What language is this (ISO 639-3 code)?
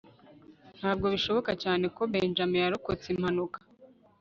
kin